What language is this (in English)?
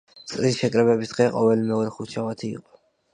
Georgian